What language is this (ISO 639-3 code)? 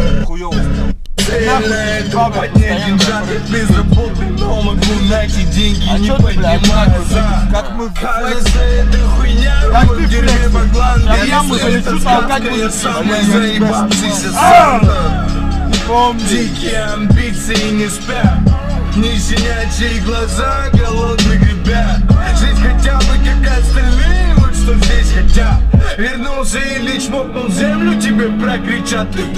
rus